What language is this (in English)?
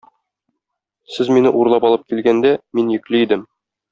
Tatar